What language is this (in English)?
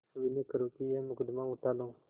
Hindi